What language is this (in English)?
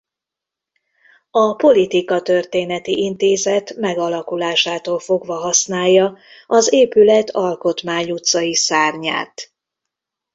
Hungarian